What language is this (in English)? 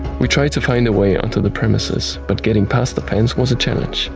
English